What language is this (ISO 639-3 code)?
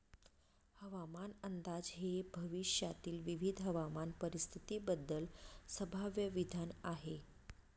mar